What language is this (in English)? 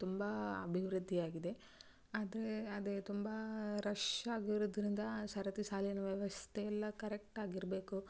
Kannada